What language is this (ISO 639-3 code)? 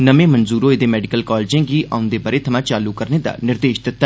doi